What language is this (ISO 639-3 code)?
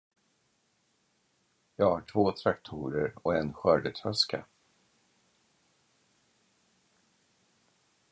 swe